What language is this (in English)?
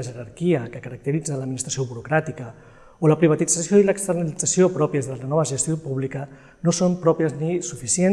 Catalan